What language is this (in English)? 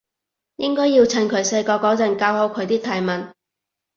Cantonese